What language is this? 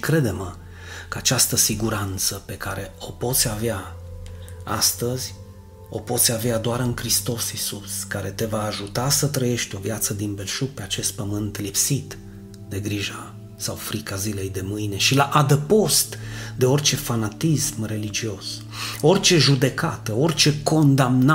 Romanian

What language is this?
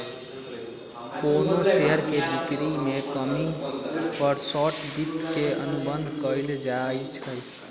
Magahi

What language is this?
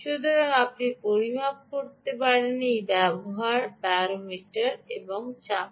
Bangla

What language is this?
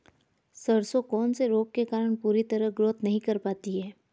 Hindi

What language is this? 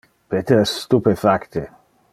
Interlingua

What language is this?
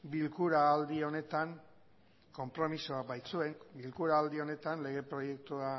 Basque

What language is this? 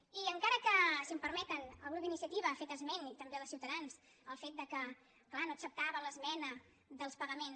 Catalan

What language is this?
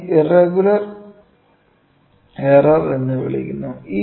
Malayalam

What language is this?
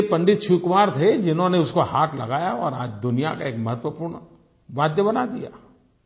Hindi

